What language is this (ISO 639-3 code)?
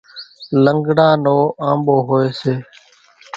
gjk